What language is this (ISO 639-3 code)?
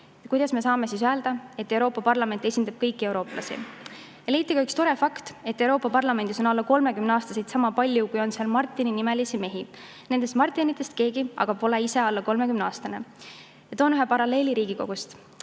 est